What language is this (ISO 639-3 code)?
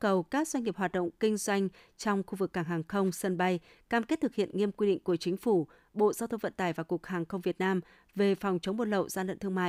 vie